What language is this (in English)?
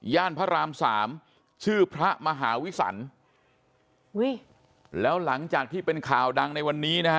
Thai